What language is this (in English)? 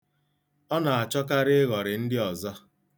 Igbo